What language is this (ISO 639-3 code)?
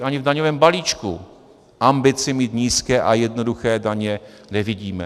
ces